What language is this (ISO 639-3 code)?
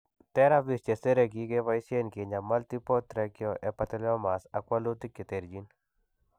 kln